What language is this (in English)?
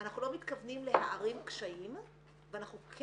Hebrew